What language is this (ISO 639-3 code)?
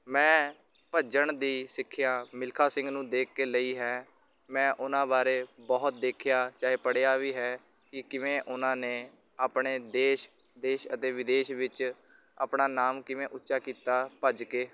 pan